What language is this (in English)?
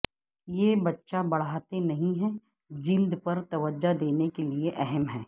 Urdu